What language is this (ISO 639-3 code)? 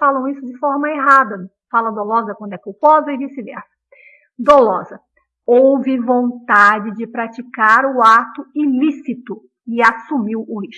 por